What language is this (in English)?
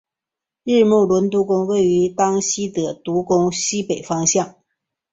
Chinese